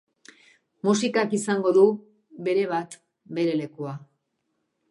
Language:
Basque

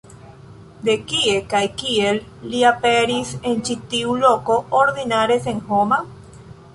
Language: Esperanto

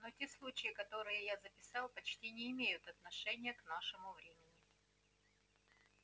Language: Russian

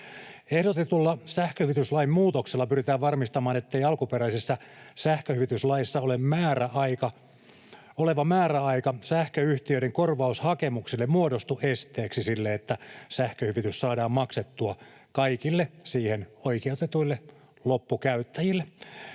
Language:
Finnish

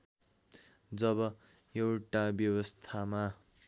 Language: Nepali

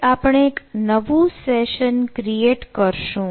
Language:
Gujarati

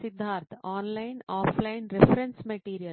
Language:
Telugu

